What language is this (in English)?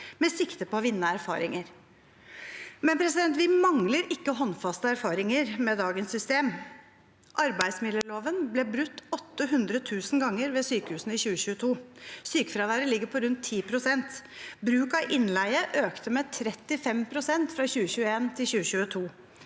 Norwegian